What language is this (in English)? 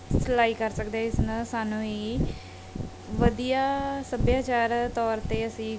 Punjabi